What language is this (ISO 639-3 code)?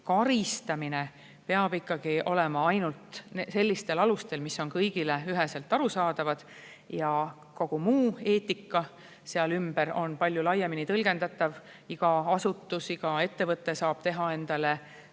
est